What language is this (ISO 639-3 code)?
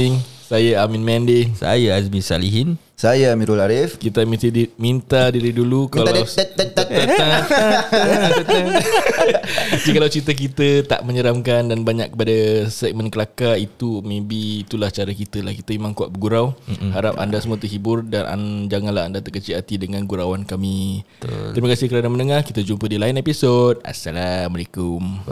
msa